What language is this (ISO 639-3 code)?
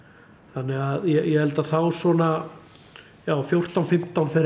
isl